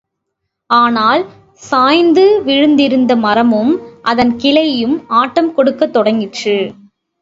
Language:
Tamil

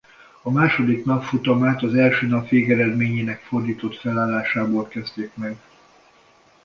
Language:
Hungarian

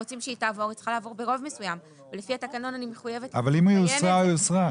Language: Hebrew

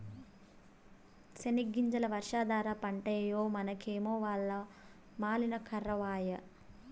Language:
Telugu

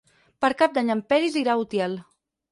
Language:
Catalan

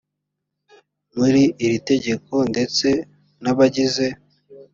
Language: Kinyarwanda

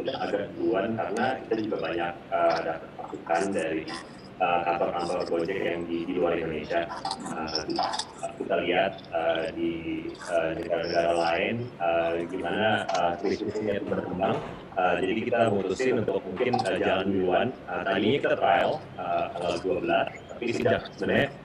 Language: Indonesian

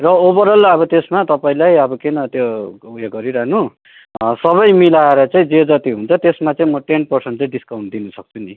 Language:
Nepali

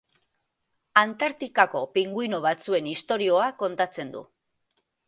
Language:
Basque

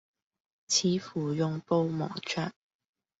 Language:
Cantonese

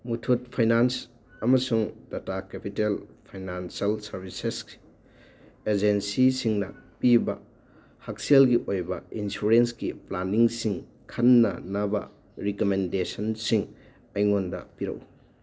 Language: Manipuri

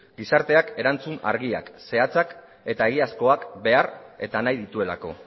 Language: Basque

